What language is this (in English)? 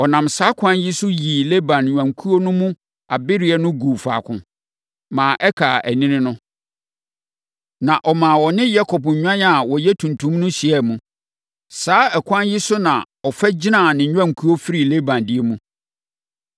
Akan